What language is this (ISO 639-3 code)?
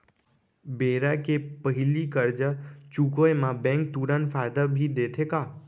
hne